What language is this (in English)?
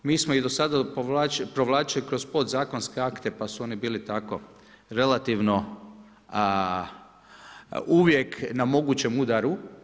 Croatian